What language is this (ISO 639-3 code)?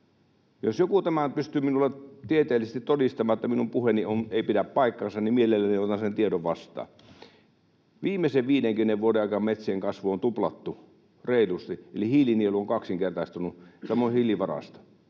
fin